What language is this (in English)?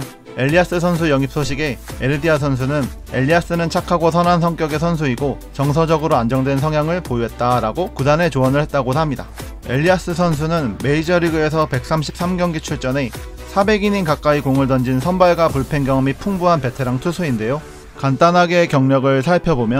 Korean